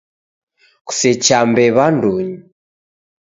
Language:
Taita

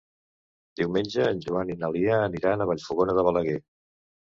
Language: Catalan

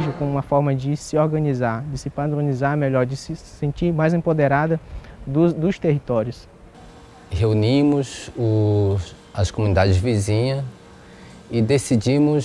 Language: Portuguese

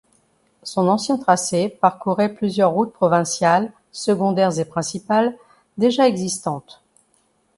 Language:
French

